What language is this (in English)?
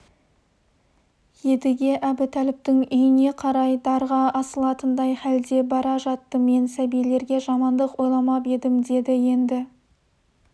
Kazakh